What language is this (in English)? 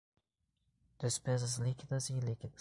Portuguese